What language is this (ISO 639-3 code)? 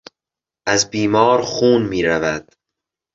fas